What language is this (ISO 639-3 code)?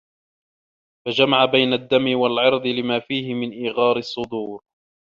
ara